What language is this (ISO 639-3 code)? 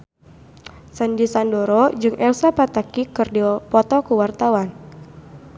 sun